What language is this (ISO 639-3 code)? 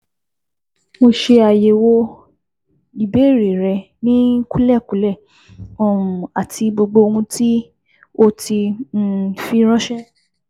yor